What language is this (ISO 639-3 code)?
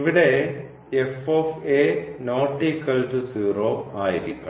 mal